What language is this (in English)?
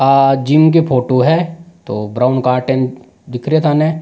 Rajasthani